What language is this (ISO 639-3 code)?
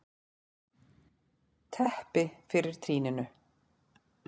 isl